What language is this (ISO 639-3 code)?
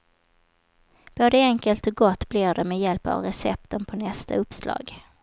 swe